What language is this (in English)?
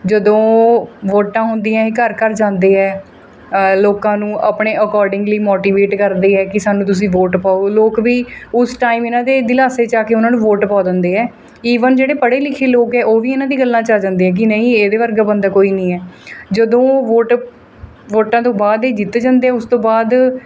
Punjabi